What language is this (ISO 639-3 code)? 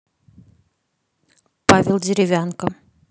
rus